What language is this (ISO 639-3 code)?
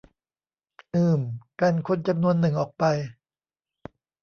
tha